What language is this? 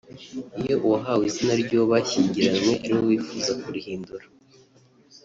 Kinyarwanda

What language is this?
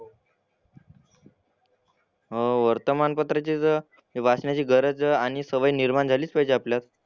Marathi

